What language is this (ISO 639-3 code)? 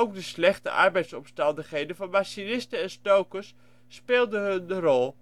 nld